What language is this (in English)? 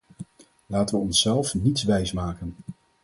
Dutch